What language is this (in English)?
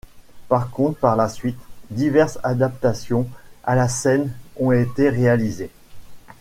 French